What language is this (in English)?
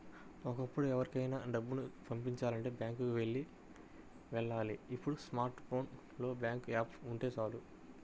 Telugu